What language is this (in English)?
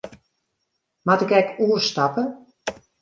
Western Frisian